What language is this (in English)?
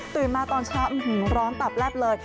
Thai